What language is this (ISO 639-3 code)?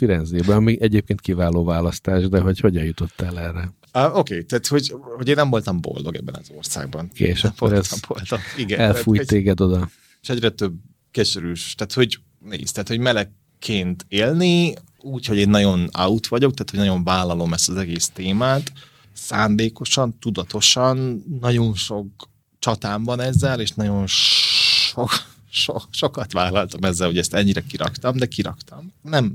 hun